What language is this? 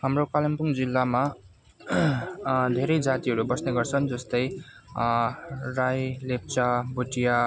Nepali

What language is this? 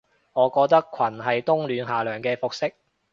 Cantonese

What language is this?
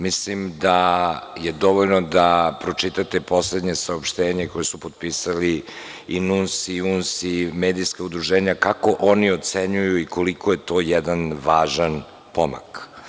Serbian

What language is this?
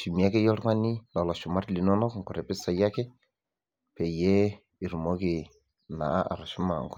Masai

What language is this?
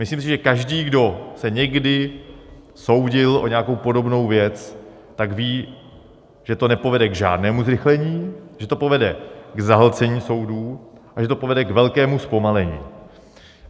Czech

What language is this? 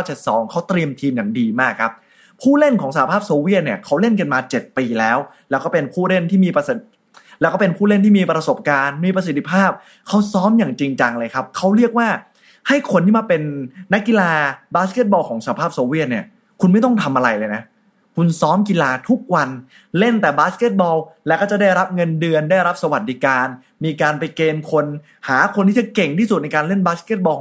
Thai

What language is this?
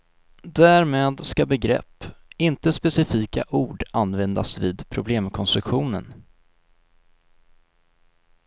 Swedish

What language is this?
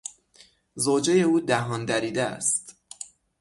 Persian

